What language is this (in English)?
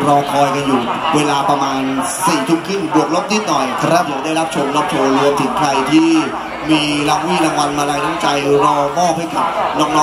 Thai